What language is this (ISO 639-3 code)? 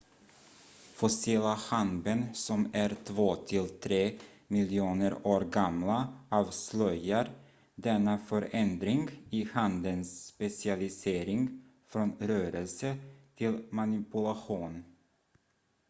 swe